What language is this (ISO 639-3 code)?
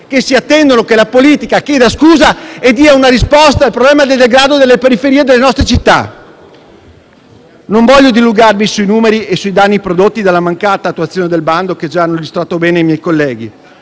ita